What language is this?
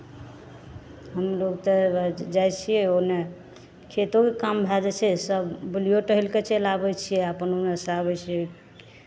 Maithili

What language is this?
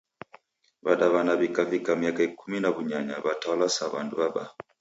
Taita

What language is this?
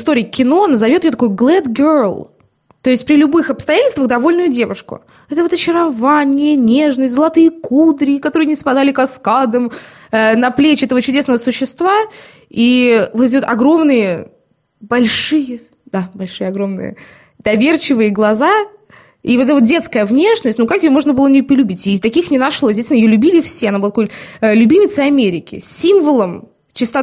Russian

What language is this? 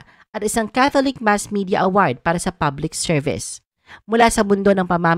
Filipino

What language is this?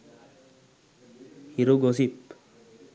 Sinhala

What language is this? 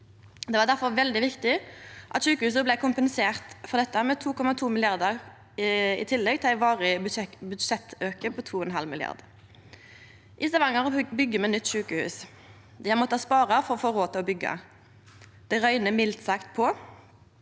Norwegian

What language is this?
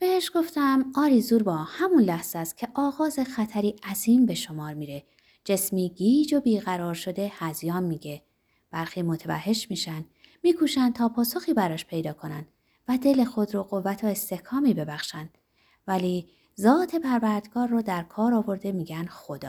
Persian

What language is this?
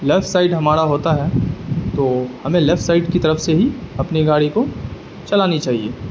Urdu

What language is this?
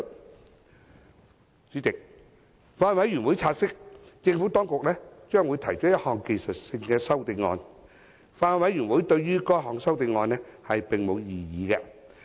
Cantonese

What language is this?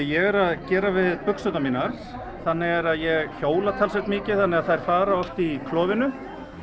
Icelandic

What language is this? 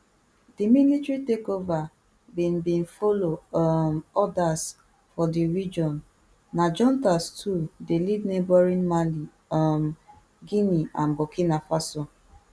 Nigerian Pidgin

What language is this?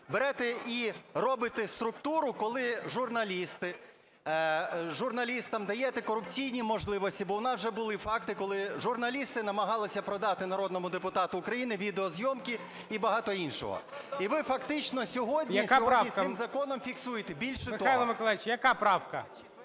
Ukrainian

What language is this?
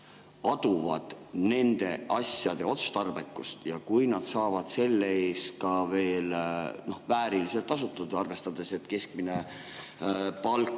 Estonian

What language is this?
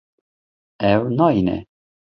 Kurdish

